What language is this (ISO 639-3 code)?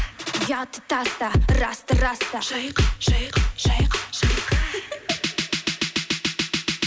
kaz